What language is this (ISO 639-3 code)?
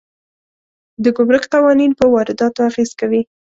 pus